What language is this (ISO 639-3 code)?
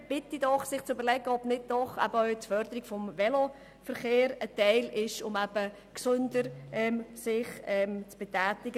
gsw